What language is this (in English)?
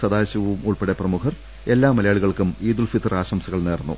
Malayalam